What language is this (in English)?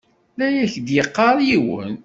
Kabyle